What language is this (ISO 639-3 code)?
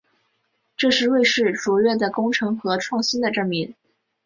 zho